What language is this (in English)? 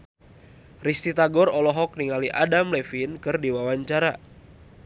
Sundanese